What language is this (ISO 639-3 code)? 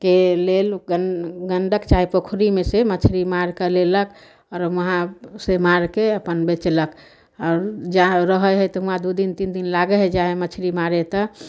mai